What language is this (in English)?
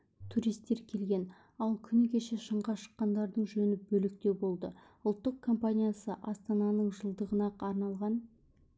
Kazakh